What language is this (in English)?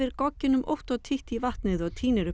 Icelandic